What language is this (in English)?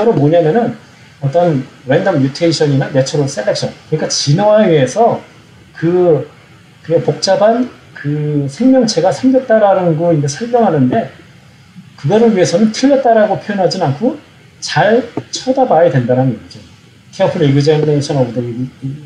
Korean